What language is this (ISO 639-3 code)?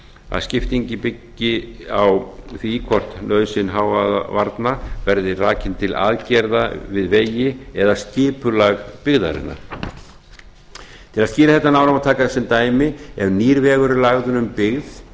isl